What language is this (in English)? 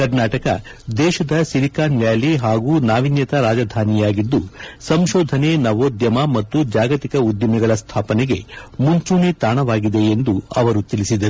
Kannada